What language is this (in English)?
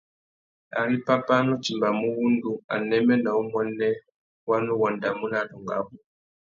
Tuki